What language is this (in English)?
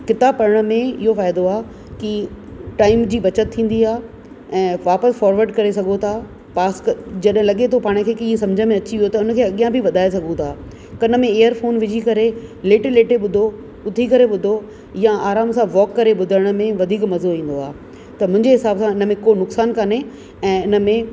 Sindhi